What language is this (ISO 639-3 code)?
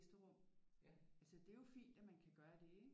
dan